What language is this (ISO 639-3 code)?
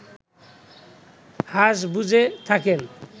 ben